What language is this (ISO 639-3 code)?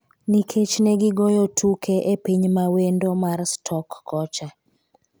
luo